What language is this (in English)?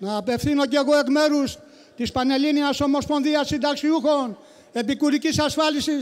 Greek